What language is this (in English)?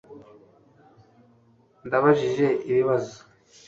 Kinyarwanda